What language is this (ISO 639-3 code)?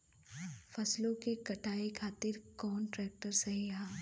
bho